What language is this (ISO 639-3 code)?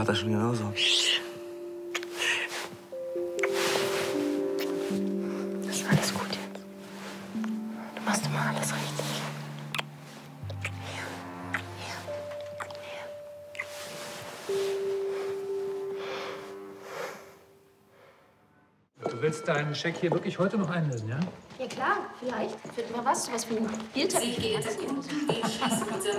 deu